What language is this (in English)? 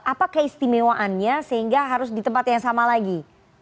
Indonesian